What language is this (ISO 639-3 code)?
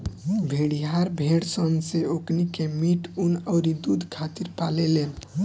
bho